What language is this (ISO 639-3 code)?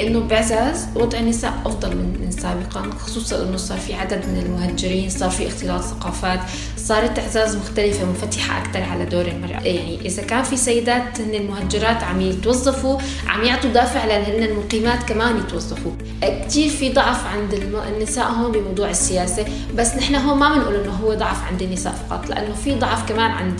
ara